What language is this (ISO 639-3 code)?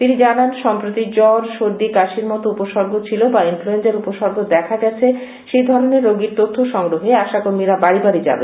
ben